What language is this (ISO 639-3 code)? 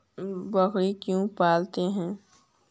mag